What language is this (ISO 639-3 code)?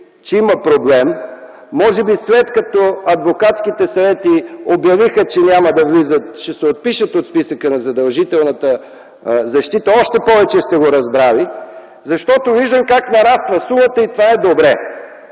bul